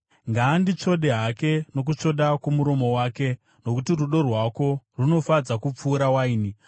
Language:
Shona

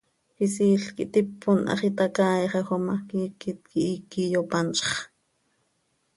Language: Seri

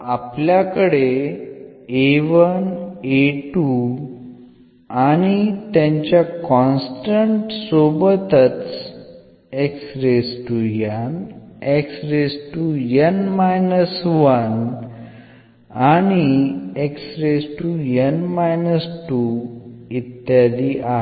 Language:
Marathi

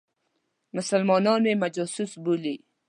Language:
Pashto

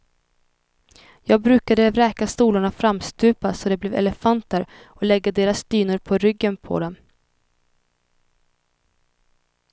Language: Swedish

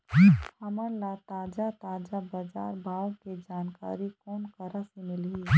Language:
Chhattisgarhi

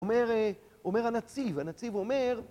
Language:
Hebrew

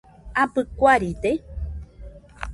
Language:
Nüpode Huitoto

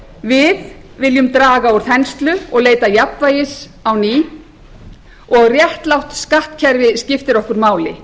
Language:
Icelandic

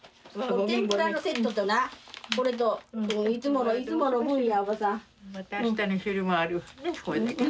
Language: Japanese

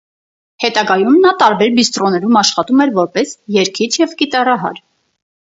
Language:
Armenian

